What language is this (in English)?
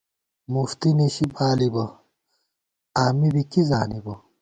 Gawar-Bati